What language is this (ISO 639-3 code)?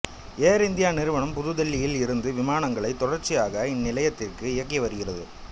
tam